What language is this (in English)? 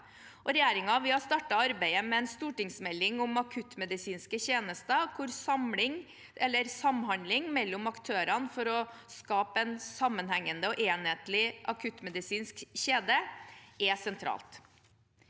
Norwegian